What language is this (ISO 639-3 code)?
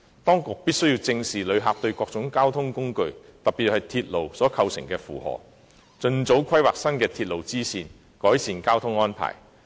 yue